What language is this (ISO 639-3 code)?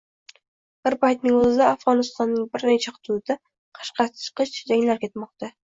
uzb